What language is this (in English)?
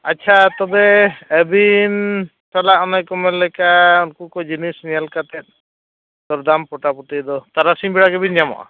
Santali